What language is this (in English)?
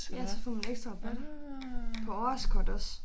Danish